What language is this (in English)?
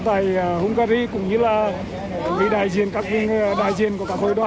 Vietnamese